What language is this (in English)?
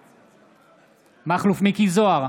Hebrew